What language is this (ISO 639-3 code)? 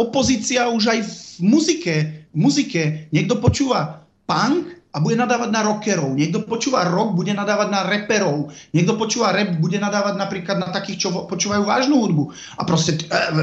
slk